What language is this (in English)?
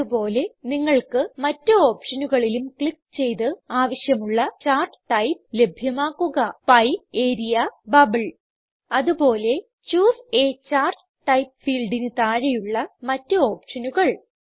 Malayalam